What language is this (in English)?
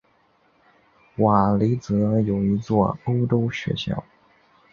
Chinese